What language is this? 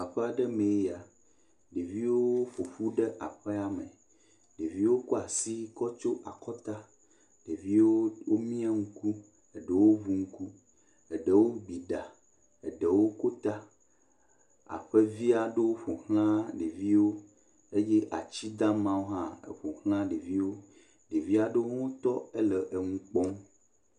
Ewe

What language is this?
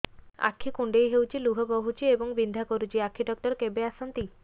Odia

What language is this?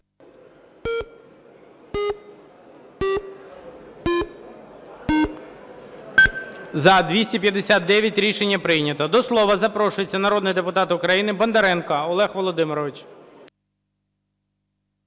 Ukrainian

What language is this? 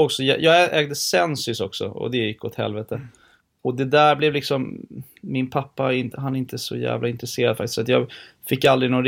Swedish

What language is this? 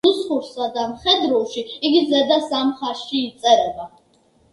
Georgian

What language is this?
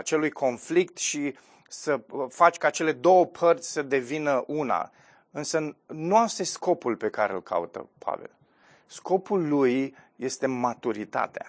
Romanian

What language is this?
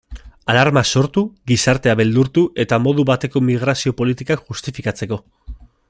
Basque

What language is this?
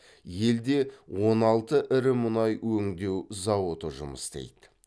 Kazakh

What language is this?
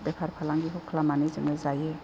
Bodo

